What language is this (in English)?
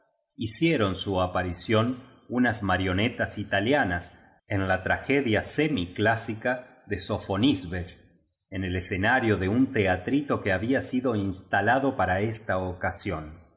Spanish